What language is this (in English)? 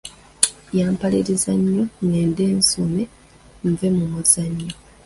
Ganda